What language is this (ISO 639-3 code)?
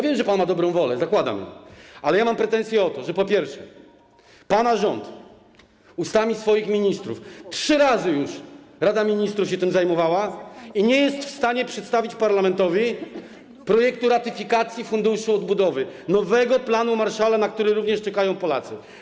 pol